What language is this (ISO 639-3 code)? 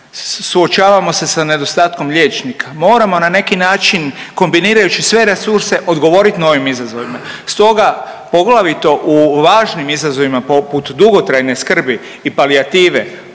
hrv